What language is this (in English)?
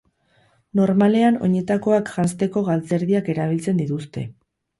Basque